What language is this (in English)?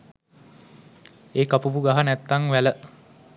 Sinhala